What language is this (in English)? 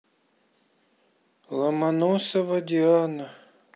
Russian